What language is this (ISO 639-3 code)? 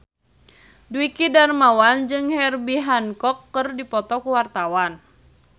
sun